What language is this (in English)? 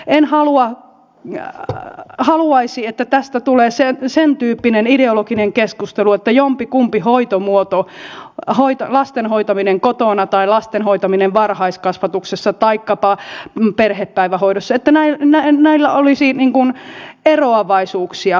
Finnish